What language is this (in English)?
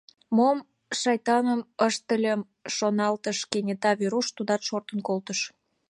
Mari